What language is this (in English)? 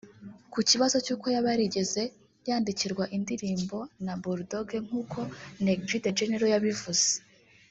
Kinyarwanda